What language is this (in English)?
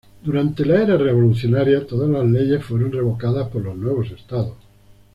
Spanish